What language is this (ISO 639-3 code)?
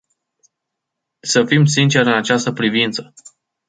ron